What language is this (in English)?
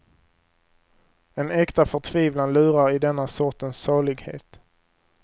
Swedish